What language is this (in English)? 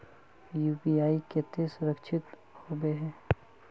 Magahi